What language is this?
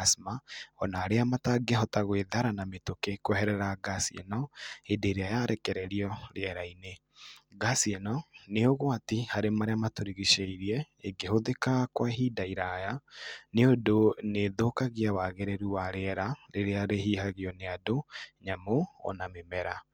Kikuyu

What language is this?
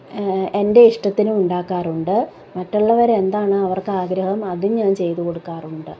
Malayalam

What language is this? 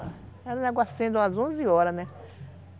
Portuguese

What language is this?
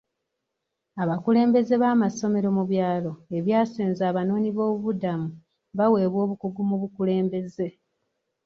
Ganda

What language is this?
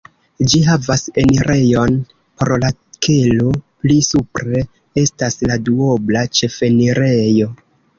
Esperanto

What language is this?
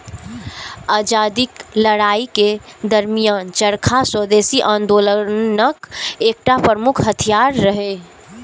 Maithili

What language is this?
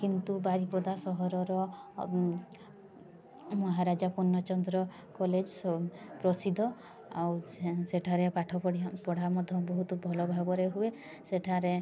Odia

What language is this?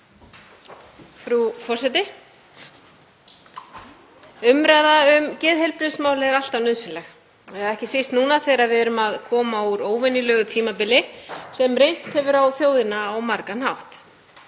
Icelandic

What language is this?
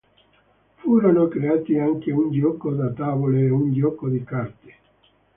Italian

